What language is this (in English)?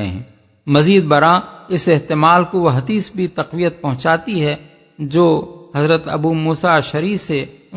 Urdu